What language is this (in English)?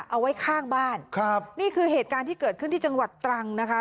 Thai